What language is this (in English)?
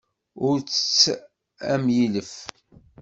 Kabyle